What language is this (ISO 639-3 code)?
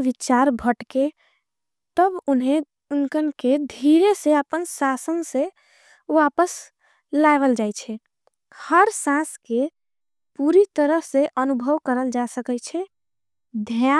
anp